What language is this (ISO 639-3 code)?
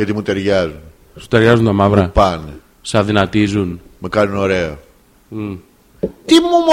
ell